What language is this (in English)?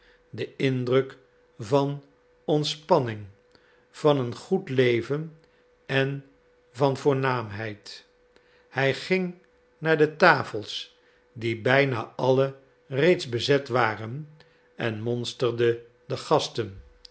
Dutch